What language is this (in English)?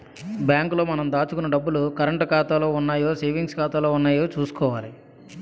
Telugu